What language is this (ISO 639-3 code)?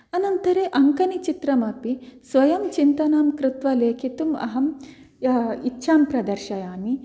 san